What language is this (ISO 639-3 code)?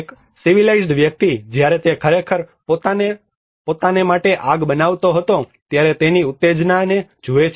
guj